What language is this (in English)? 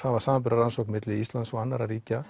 Icelandic